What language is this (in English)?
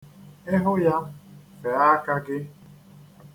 Igbo